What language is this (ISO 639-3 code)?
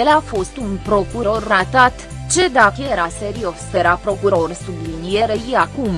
ron